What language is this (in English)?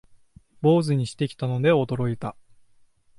Japanese